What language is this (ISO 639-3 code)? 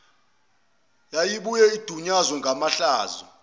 zul